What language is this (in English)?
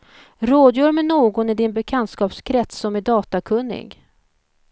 Swedish